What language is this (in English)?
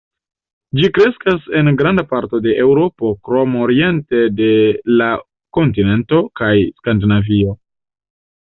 Esperanto